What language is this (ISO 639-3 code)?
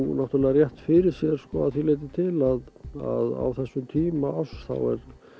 isl